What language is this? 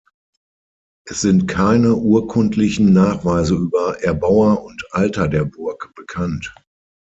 German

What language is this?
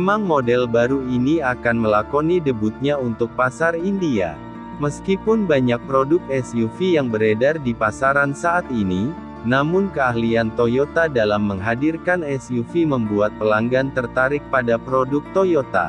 Indonesian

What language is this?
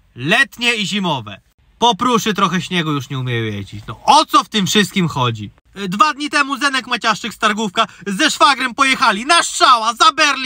Polish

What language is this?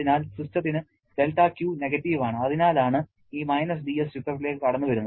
Malayalam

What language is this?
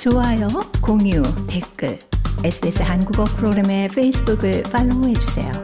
Korean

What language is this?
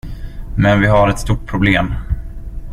Swedish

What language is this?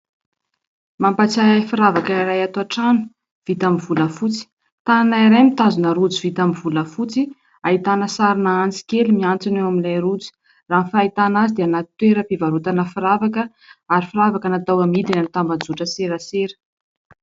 Malagasy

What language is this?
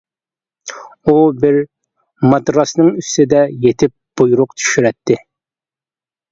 Uyghur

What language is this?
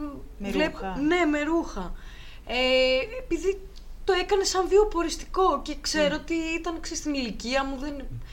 Greek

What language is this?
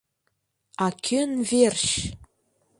Mari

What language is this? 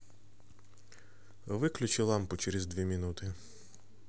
Russian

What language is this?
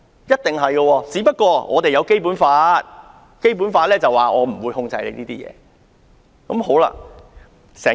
Cantonese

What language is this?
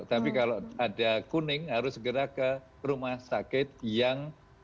Indonesian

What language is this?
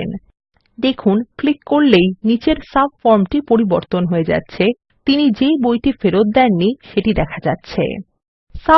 English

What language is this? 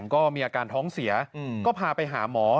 Thai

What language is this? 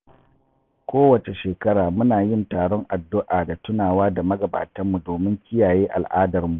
Hausa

